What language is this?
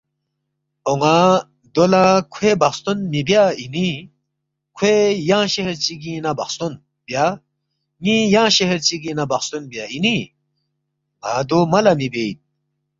Balti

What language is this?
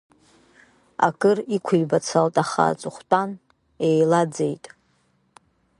Abkhazian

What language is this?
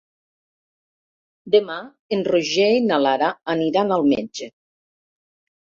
Catalan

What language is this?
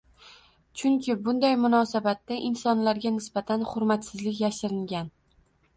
Uzbek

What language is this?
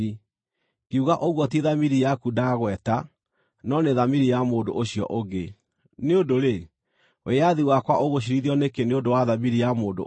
Kikuyu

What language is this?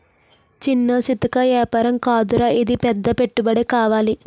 Telugu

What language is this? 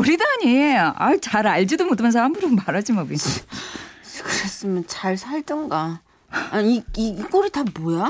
Korean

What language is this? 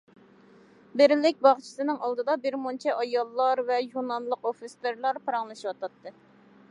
Uyghur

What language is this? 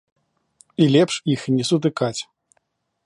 Belarusian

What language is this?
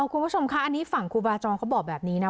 Thai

